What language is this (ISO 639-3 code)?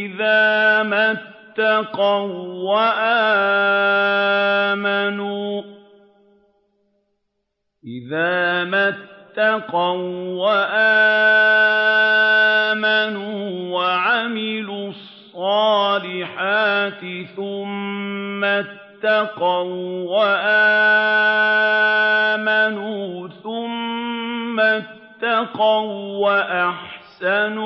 ara